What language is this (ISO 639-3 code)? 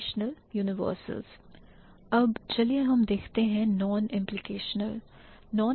hin